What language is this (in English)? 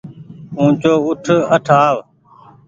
Goaria